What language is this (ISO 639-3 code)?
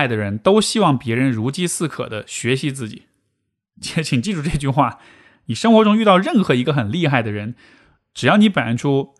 zho